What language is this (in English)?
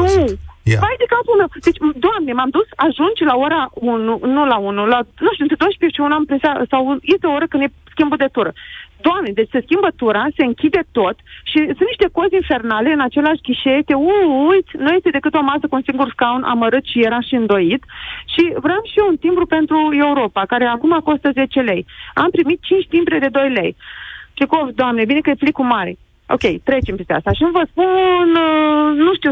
Romanian